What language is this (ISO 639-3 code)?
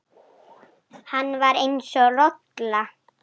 isl